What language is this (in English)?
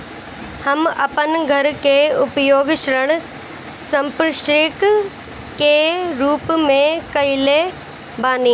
Bhojpuri